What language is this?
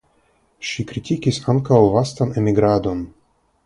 Esperanto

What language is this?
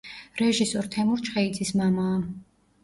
Georgian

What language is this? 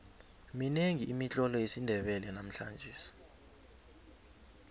South Ndebele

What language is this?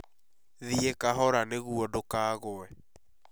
Kikuyu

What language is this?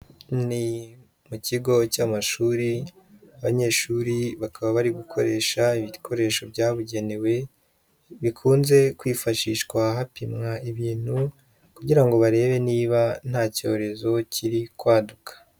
Kinyarwanda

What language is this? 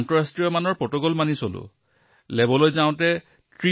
Assamese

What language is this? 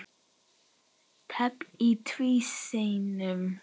Icelandic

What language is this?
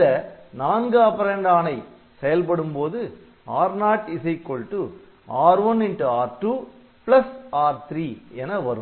Tamil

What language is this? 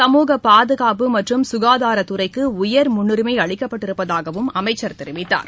Tamil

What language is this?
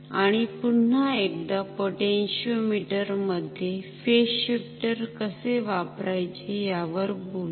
Marathi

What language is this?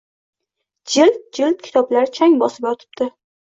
Uzbek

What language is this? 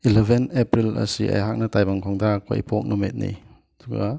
Manipuri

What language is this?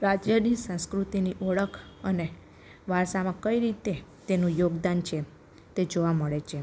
Gujarati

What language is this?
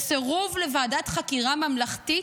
Hebrew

